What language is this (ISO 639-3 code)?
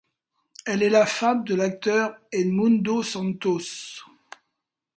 fra